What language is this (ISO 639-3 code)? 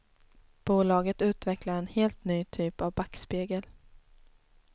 swe